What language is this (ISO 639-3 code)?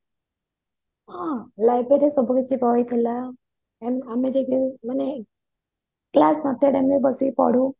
ori